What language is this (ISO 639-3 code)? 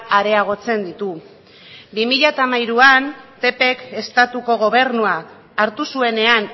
eus